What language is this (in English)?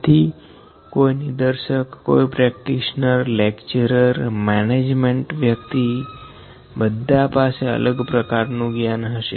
Gujarati